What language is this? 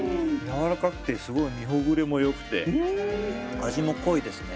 Japanese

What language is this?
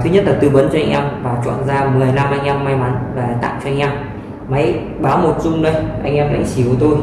Vietnamese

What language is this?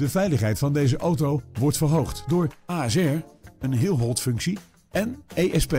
Dutch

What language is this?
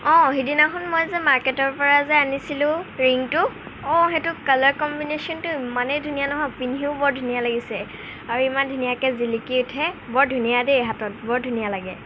Assamese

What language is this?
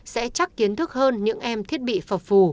Vietnamese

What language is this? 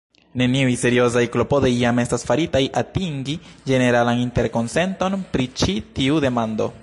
Esperanto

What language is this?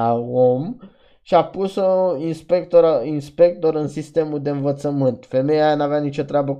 Romanian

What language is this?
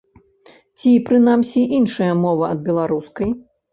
Belarusian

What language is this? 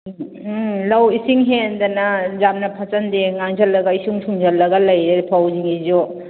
Manipuri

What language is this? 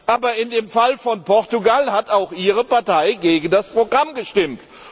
German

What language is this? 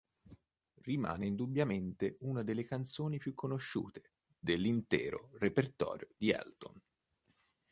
Italian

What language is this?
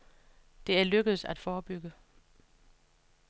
Danish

